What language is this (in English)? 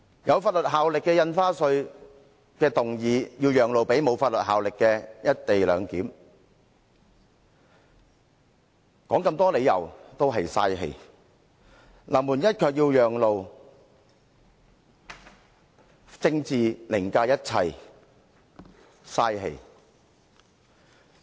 Cantonese